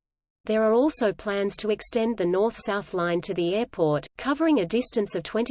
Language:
English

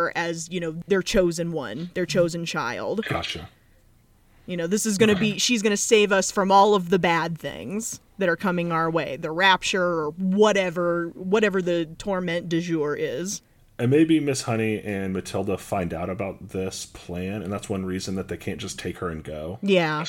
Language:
English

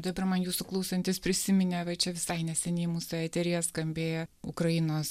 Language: Lithuanian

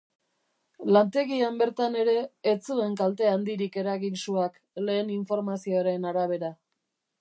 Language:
Basque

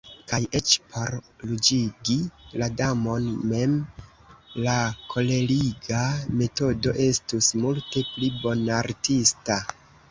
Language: Esperanto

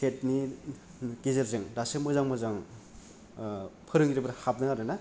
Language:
Bodo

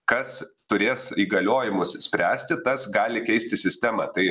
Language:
Lithuanian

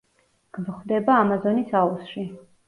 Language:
Georgian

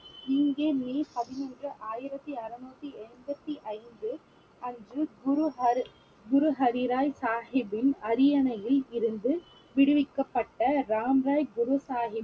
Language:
Tamil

